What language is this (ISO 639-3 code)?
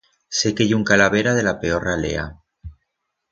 arg